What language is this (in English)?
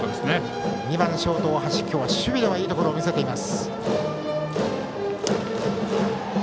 Japanese